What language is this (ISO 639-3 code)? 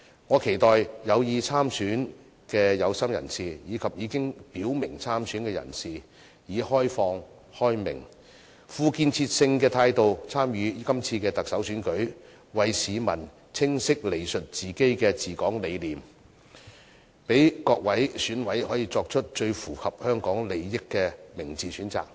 yue